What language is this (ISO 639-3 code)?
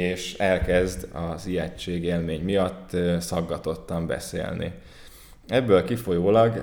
hun